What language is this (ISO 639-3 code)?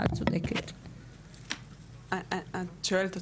heb